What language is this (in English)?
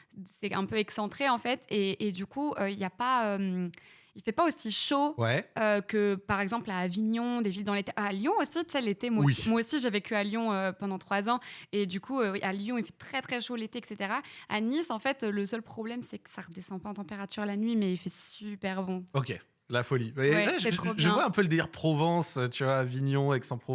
French